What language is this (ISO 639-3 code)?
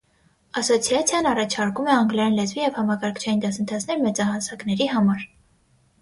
hye